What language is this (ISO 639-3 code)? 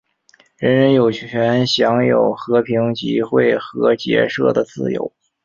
zho